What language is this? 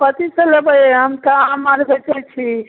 Maithili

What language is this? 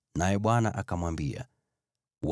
Swahili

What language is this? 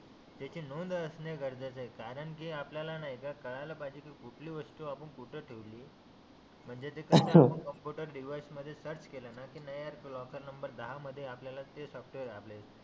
Marathi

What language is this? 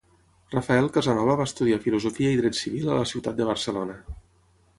Catalan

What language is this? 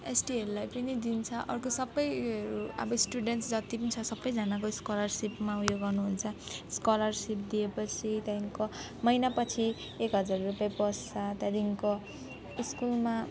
Nepali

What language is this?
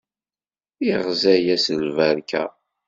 Kabyle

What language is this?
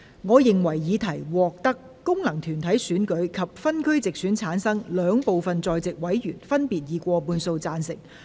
Cantonese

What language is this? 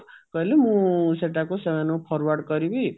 Odia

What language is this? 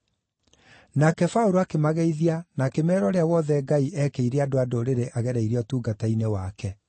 Kikuyu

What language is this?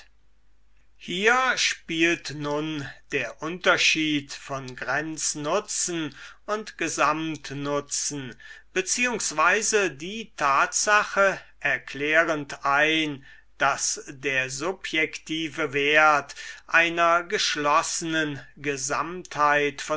German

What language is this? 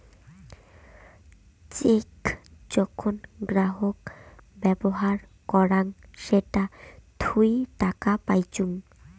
Bangla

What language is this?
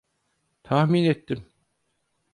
Turkish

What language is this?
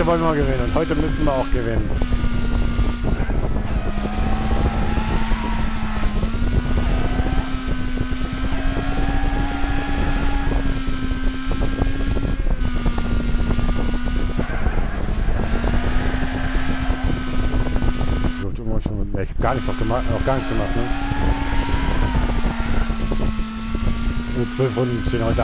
German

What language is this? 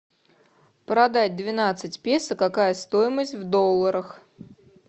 Russian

